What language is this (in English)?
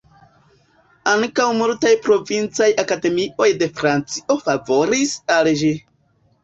Esperanto